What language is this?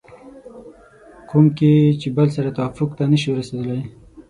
Pashto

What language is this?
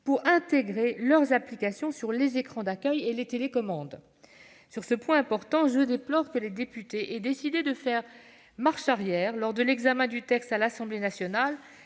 French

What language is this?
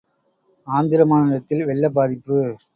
Tamil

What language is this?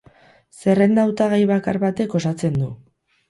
Basque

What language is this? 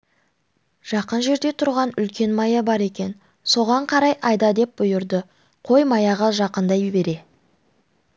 Kazakh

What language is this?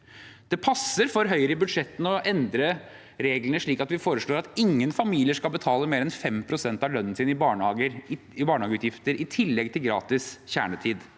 Norwegian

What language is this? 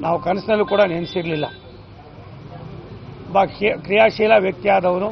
Korean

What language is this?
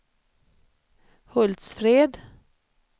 Swedish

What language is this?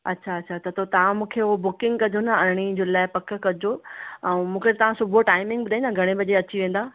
Sindhi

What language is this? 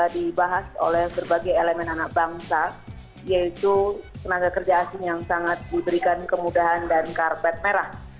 Indonesian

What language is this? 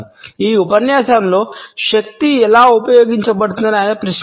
Telugu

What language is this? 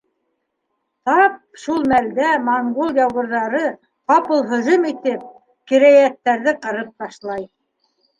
Bashkir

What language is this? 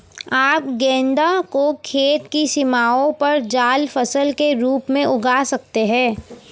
Hindi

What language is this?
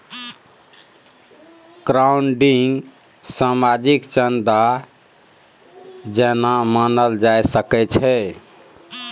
Maithili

